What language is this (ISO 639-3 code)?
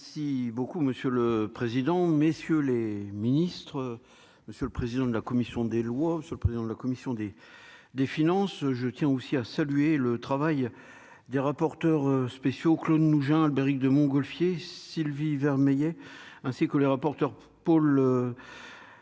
fra